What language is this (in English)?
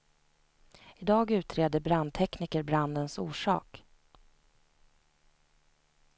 Swedish